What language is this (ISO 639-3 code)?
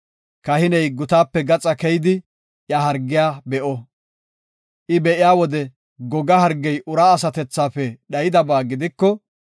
gof